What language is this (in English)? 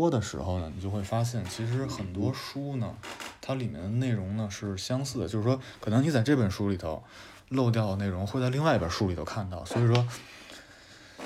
Chinese